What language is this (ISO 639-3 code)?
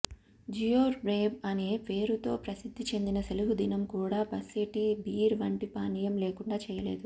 tel